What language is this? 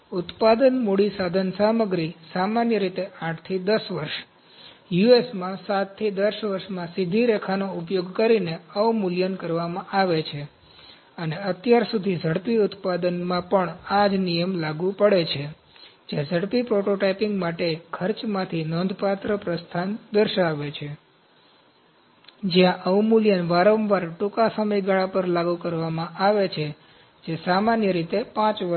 Gujarati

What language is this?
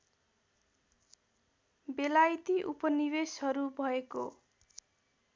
Nepali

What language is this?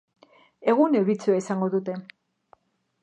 Basque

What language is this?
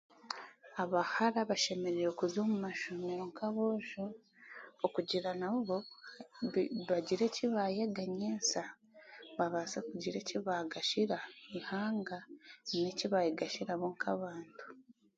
Chiga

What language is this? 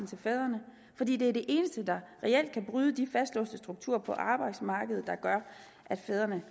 Danish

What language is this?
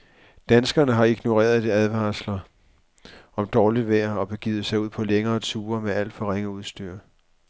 Danish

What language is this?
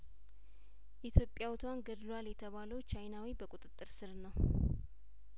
Amharic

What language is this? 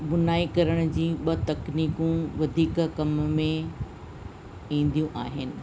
Sindhi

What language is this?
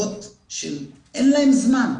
Hebrew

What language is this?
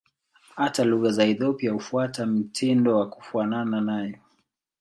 Swahili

